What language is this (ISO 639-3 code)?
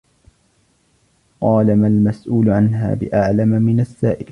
ara